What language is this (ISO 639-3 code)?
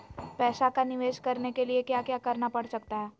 mag